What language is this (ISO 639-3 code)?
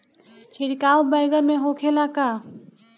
bho